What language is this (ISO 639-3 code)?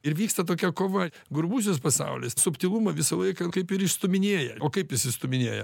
lit